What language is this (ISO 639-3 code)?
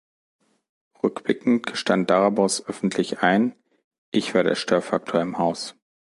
deu